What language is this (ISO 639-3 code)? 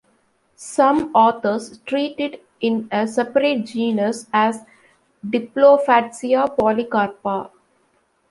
eng